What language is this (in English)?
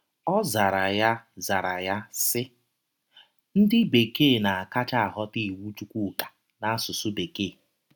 Igbo